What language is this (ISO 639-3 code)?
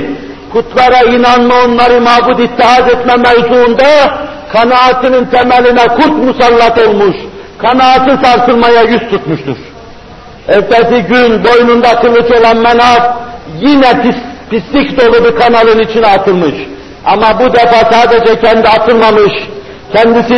tur